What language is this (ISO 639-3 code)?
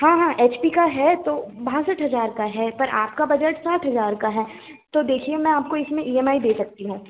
hin